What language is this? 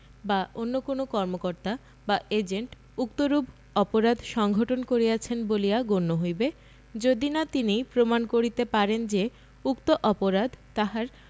Bangla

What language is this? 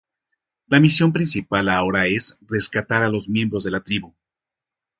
Spanish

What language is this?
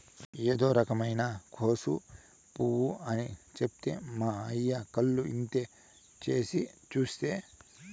Telugu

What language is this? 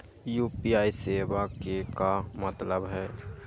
Magahi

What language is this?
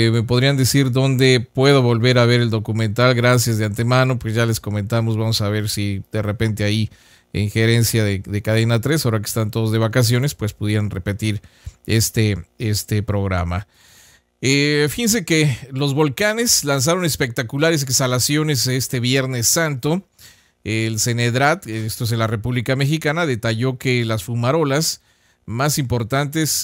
Spanish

